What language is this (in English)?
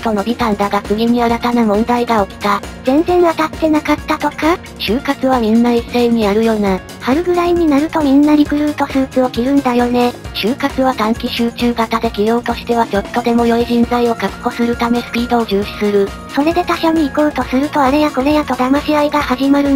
Japanese